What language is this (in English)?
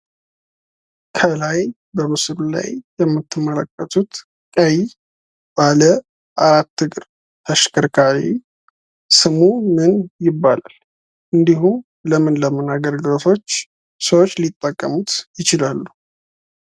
Amharic